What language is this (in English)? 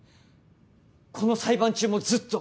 Japanese